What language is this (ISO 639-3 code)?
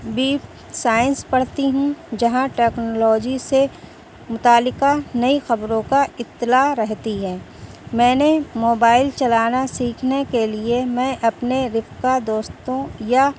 urd